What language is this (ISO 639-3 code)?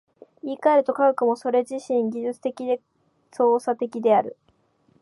jpn